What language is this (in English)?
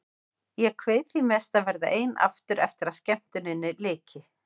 Icelandic